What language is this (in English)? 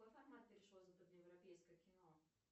Russian